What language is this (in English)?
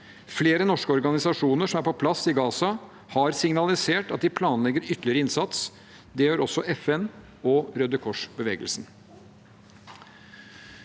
Norwegian